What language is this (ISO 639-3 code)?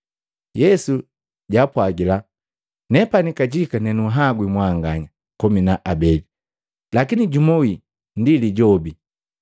mgv